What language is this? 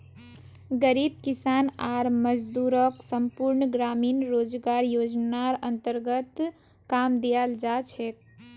Magahi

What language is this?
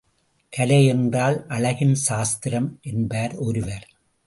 Tamil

